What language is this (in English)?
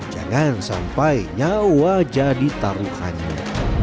Indonesian